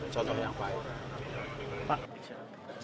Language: Indonesian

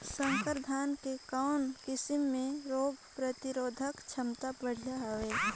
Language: Chhattisgarhi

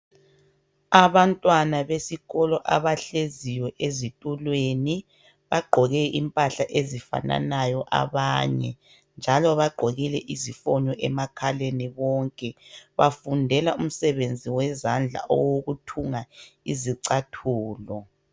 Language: North Ndebele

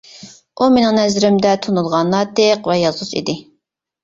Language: Uyghur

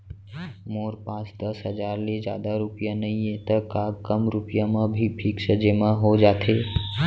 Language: Chhattisgarhi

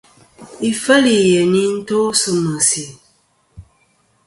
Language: Kom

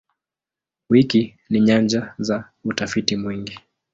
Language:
Swahili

